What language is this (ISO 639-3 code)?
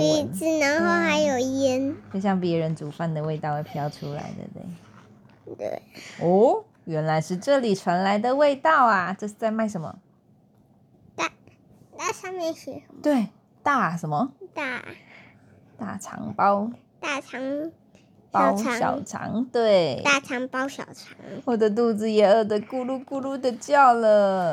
zho